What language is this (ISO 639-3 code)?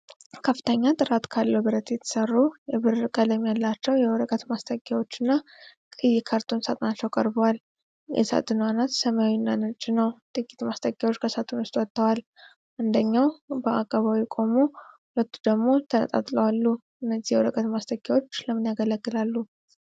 amh